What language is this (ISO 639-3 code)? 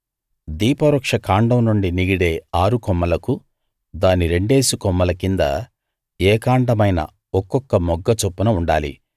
tel